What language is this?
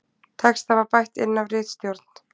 Icelandic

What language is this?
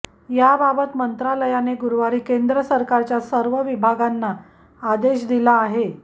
Marathi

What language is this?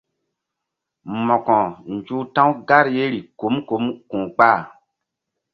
Mbum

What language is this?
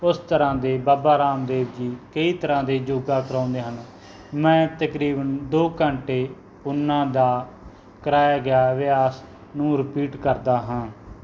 Punjabi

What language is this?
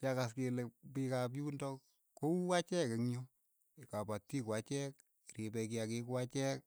Keiyo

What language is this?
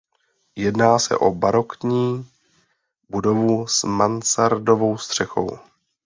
Czech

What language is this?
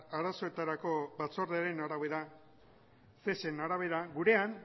Basque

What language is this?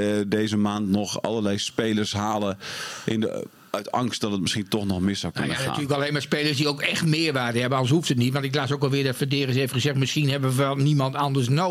Dutch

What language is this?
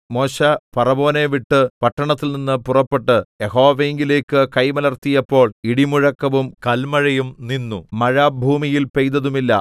Malayalam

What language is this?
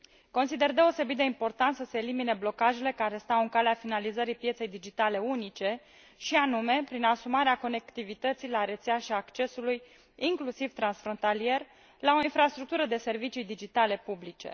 Romanian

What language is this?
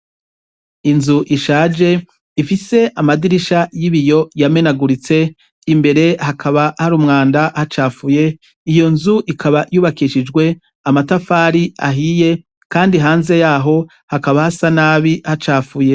Rundi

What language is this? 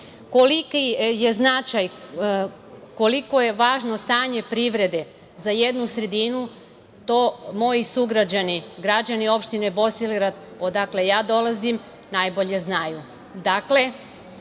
Serbian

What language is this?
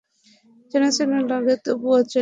Bangla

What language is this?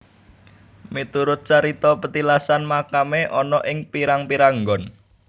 Javanese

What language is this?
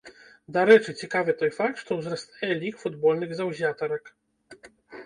Belarusian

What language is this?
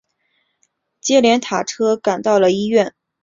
Chinese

